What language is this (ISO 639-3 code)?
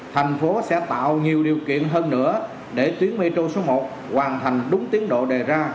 vie